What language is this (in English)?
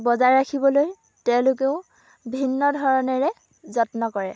Assamese